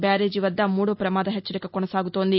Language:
Telugu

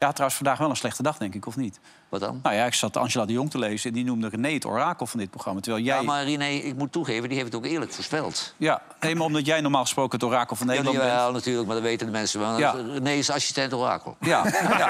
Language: Dutch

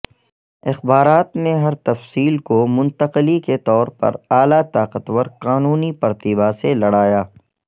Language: Urdu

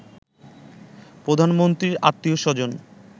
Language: Bangla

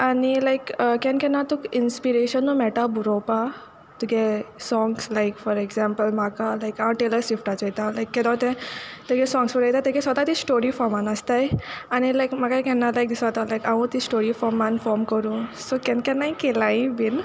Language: Konkani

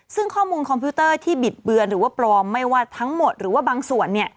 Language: Thai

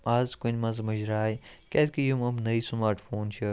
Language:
Kashmiri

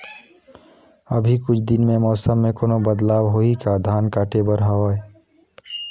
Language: Chhattisgarhi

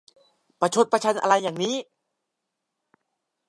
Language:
Thai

